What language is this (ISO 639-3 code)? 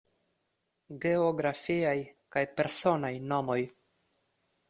epo